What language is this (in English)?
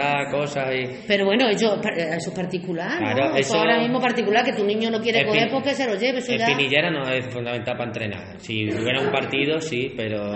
Spanish